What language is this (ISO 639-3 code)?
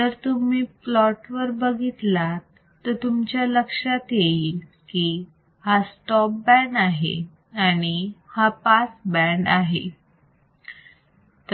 mar